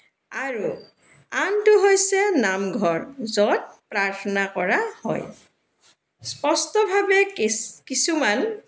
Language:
Assamese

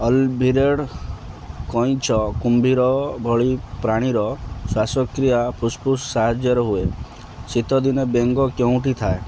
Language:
Odia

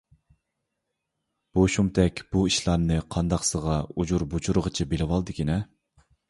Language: Uyghur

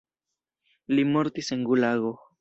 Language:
Esperanto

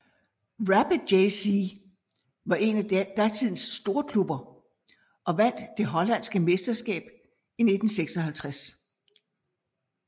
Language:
Danish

